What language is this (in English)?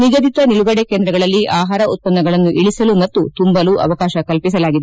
Kannada